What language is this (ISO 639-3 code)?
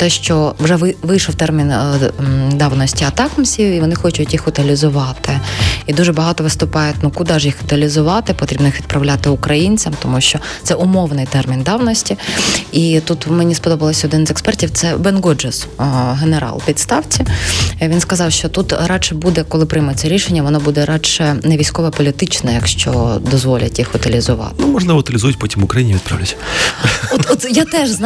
ukr